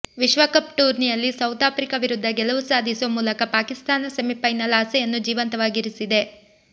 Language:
Kannada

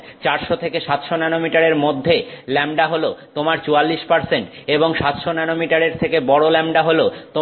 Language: Bangla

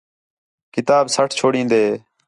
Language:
Khetrani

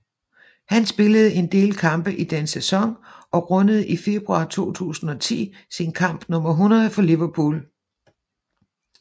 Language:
Danish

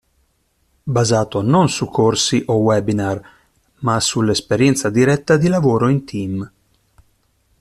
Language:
Italian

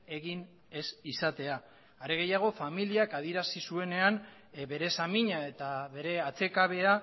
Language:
Basque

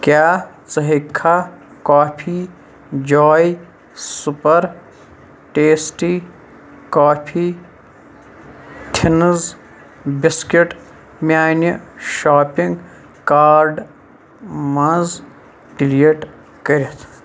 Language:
Kashmiri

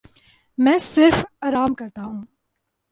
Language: Urdu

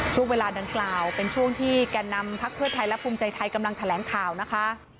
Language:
Thai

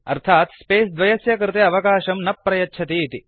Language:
Sanskrit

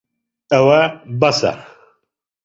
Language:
Central Kurdish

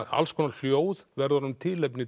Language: Icelandic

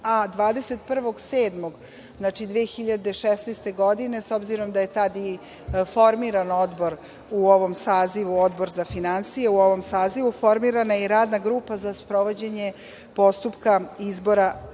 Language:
Serbian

